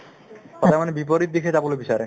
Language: Assamese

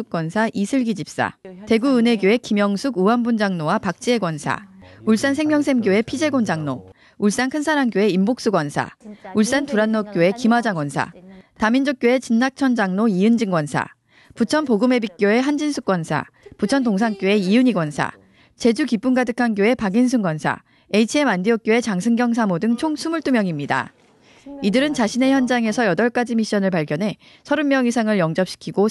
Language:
Korean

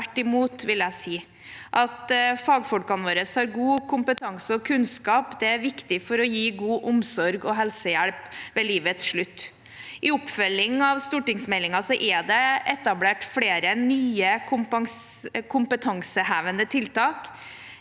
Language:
Norwegian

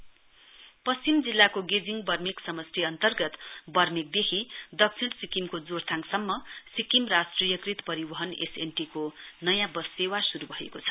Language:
Nepali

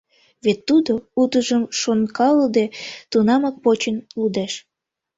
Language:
Mari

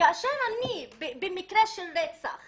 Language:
Hebrew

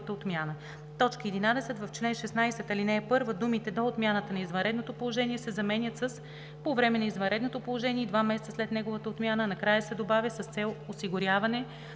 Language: Bulgarian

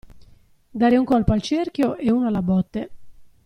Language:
Italian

